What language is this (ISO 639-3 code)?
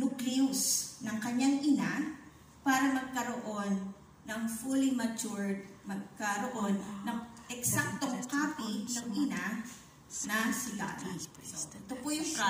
fil